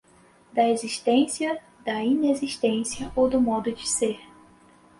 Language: Portuguese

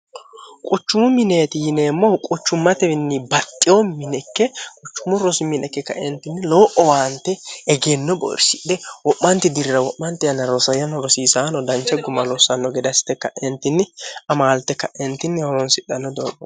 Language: Sidamo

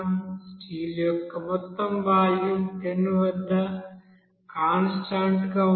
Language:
Telugu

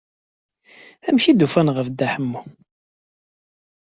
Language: Kabyle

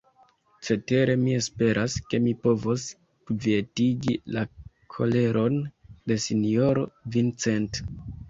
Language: Esperanto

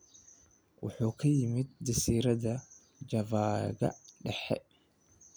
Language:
Somali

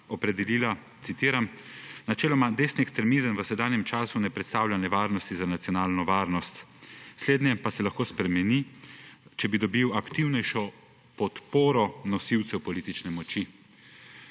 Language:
Slovenian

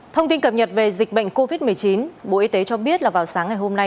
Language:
Vietnamese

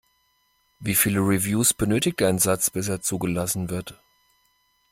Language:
German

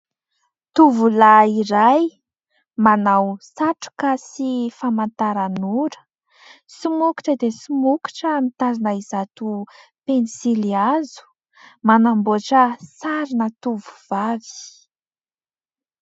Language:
Malagasy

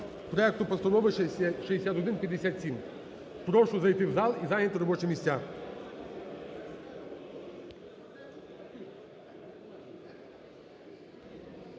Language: Ukrainian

